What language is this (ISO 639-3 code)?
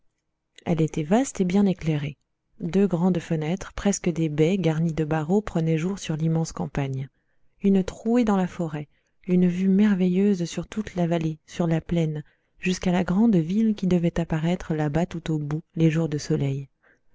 fra